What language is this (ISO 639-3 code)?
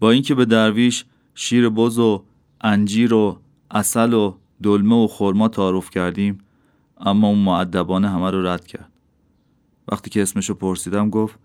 fas